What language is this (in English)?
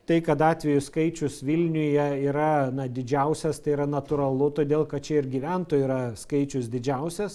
Lithuanian